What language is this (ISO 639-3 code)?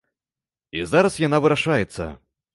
bel